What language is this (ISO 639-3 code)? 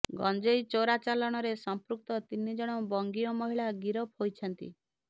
ori